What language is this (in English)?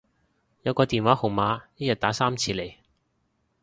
Cantonese